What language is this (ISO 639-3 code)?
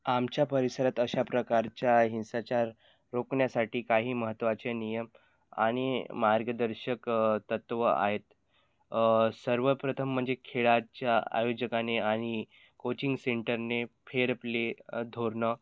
mar